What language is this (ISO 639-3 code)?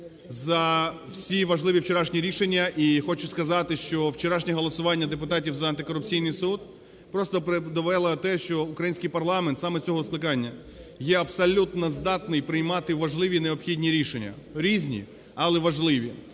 ukr